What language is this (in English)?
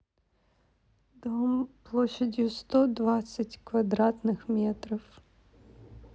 Russian